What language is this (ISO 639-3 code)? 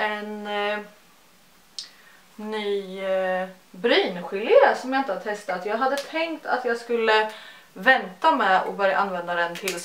swe